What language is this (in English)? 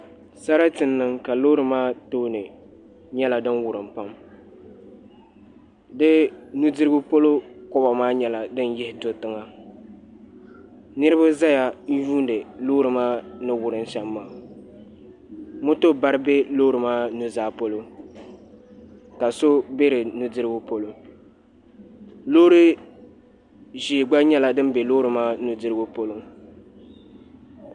Dagbani